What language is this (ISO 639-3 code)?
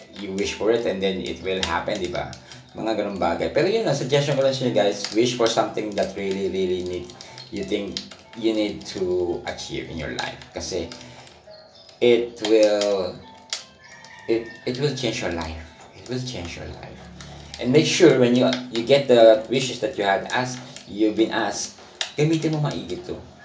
fil